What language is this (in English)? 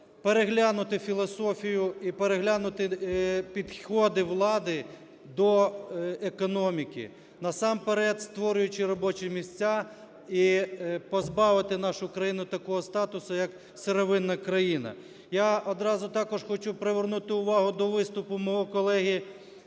Ukrainian